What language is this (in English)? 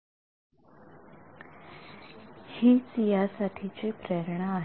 Marathi